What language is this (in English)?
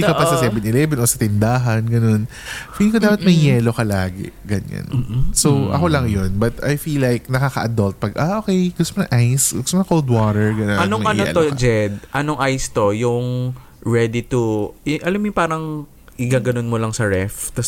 Filipino